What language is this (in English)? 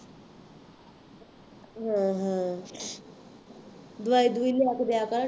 Punjabi